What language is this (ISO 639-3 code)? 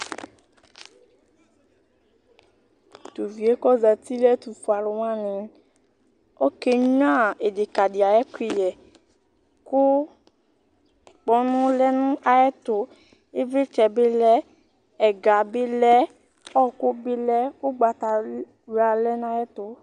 kpo